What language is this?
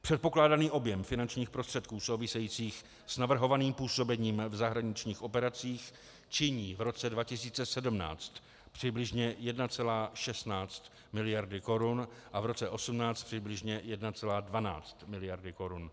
Czech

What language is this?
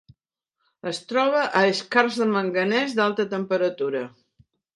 Catalan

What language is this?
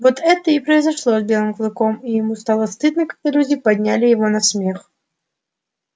Russian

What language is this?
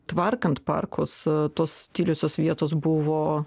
Lithuanian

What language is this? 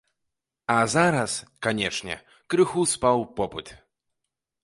Belarusian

